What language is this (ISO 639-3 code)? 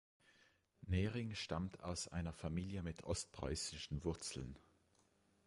deu